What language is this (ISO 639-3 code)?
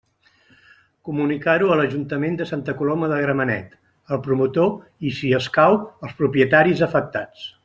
cat